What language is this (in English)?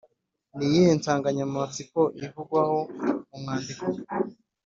Kinyarwanda